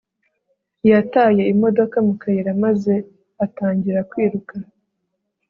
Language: Kinyarwanda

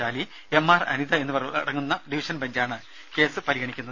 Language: Malayalam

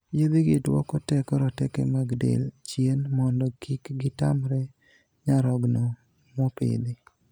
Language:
Luo (Kenya and Tanzania)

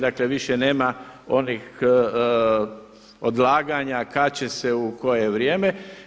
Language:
Croatian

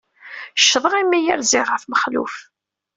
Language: Kabyle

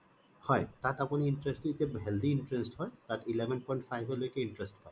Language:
Assamese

